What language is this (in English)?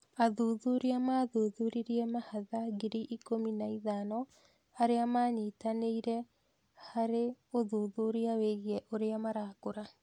Kikuyu